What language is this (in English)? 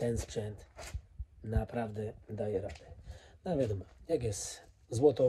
Polish